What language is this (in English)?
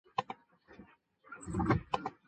Chinese